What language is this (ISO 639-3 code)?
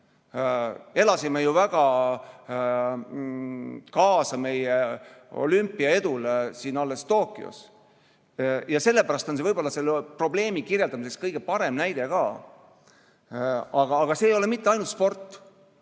est